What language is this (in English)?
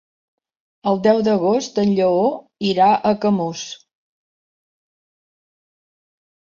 Catalan